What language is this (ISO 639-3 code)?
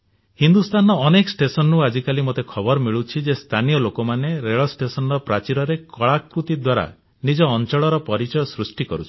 ori